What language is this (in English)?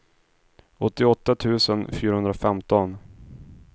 Swedish